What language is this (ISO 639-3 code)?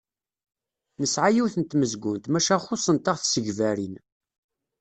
kab